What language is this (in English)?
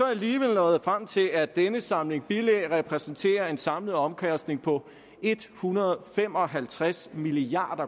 Danish